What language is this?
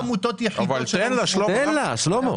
Hebrew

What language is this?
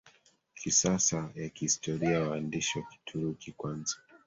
Swahili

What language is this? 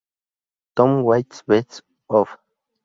Spanish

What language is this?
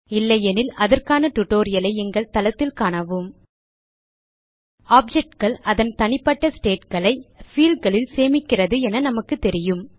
Tamil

